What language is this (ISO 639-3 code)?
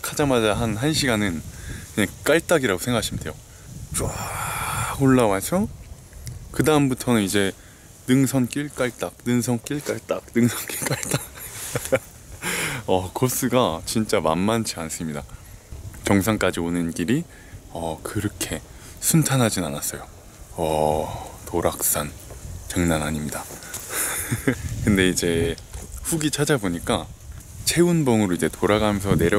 kor